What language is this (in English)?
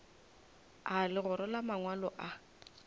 Northern Sotho